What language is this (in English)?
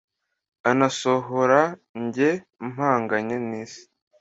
Kinyarwanda